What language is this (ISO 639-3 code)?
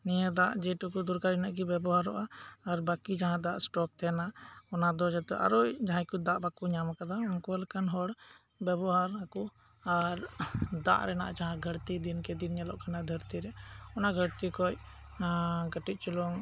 sat